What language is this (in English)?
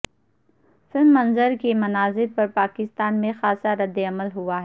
Urdu